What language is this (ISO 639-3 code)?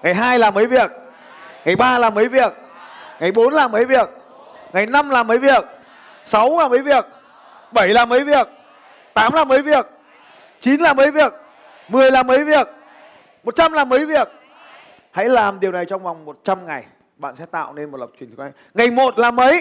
vie